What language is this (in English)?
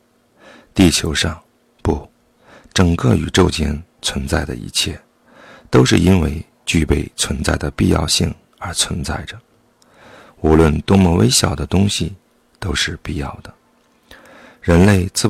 Chinese